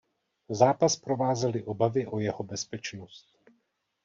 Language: Czech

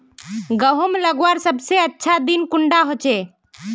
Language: Magahi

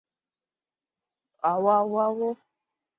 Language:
Chinese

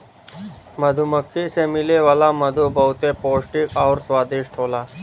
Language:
Bhojpuri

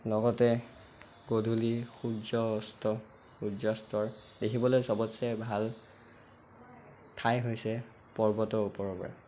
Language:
Assamese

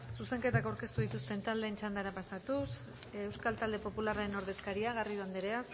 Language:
Basque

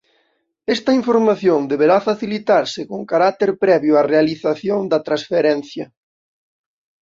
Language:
Galician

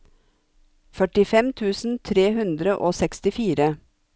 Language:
Norwegian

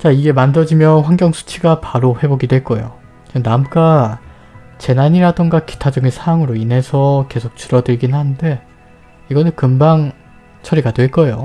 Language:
Korean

